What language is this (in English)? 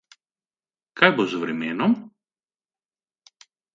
Slovenian